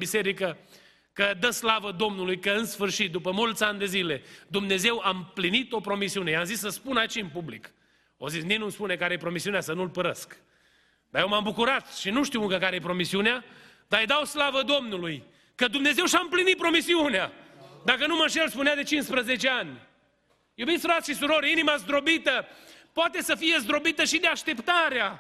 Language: Romanian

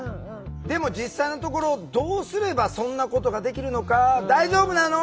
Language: Japanese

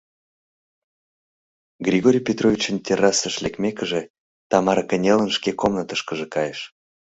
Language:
Mari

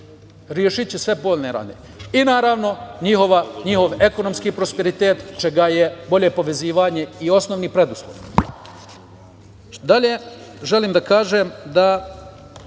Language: Serbian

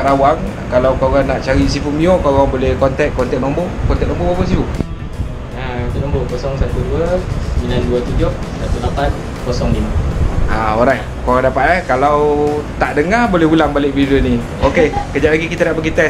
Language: Malay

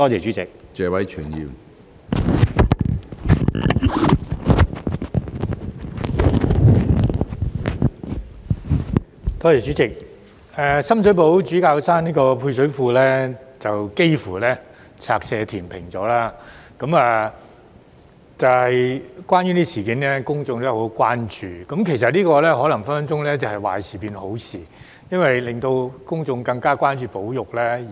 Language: Cantonese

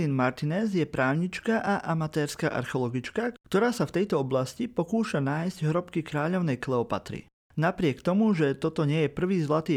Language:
Slovak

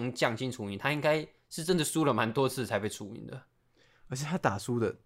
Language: Chinese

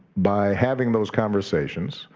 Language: English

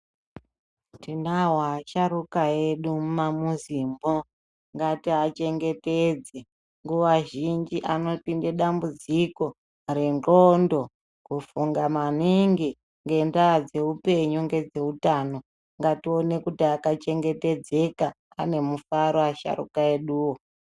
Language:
Ndau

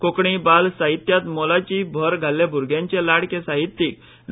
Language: Konkani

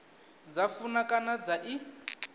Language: Venda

